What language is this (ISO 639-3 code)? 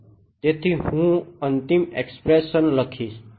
guj